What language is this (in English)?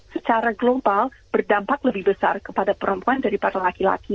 Indonesian